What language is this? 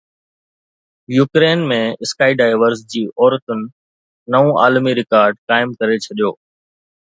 Sindhi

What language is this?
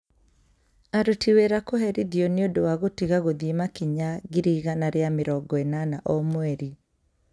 Kikuyu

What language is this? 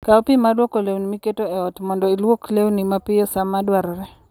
Luo (Kenya and Tanzania)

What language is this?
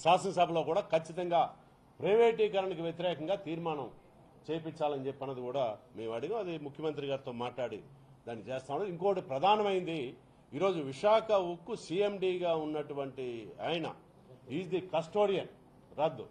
Telugu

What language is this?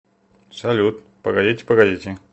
Russian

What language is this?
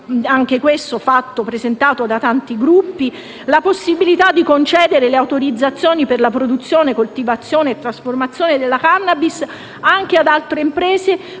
Italian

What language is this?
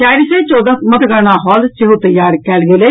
Maithili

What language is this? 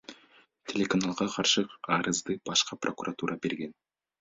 Kyrgyz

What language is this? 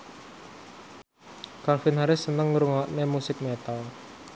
Javanese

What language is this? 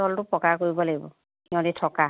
Assamese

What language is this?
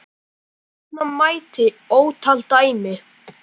Icelandic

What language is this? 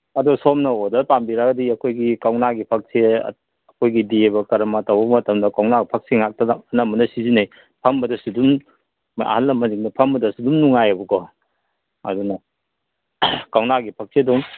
Manipuri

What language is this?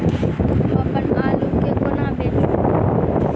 Maithili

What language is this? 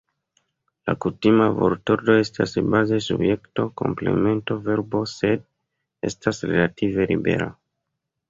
Esperanto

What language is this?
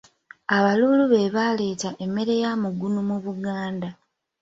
Ganda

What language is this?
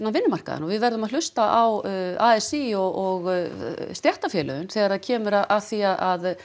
Icelandic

